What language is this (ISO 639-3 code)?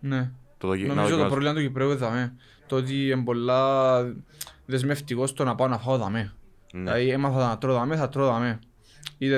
ell